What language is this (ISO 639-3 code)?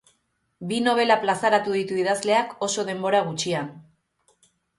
eus